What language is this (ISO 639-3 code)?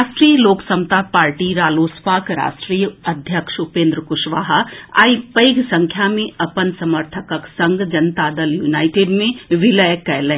mai